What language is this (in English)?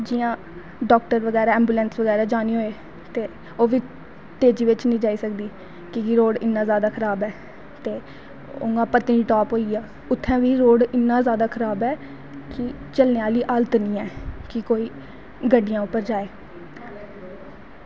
Dogri